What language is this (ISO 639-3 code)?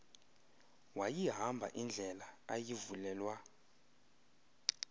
xho